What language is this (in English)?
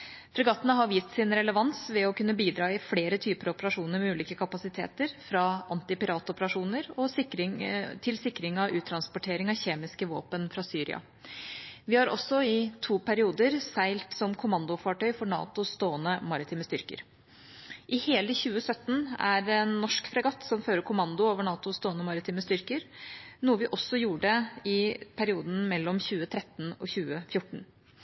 Norwegian Bokmål